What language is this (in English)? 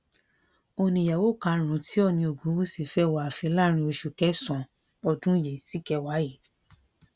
Yoruba